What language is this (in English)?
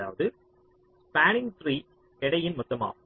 Tamil